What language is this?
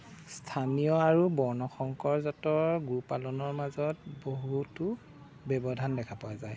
Assamese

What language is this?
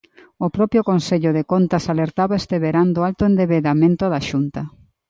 Galician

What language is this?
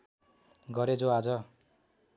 Nepali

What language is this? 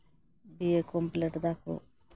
Santali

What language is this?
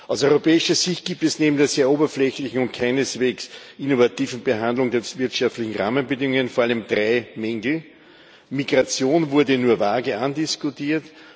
German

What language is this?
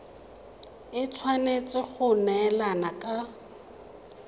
Tswana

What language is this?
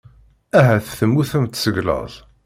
Kabyle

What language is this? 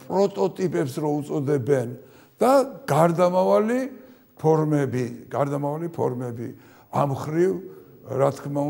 Turkish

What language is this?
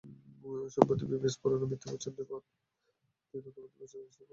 Bangla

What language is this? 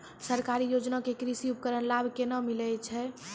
Maithili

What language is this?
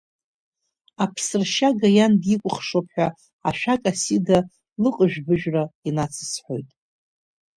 Abkhazian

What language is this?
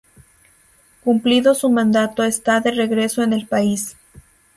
Spanish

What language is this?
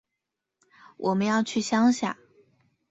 Chinese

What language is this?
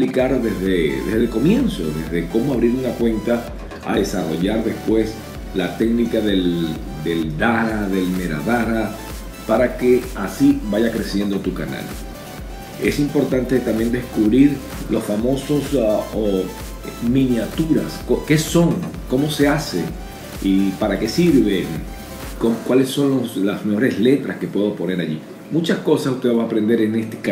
Spanish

